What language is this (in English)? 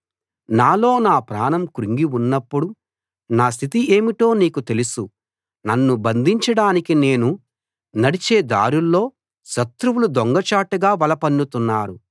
Telugu